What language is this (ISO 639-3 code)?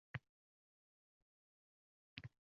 uzb